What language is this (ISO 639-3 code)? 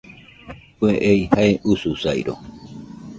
hux